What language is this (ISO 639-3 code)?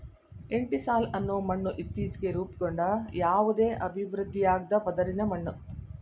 kan